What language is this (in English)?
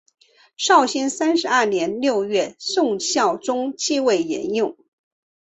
Chinese